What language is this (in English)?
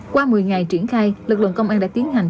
Vietnamese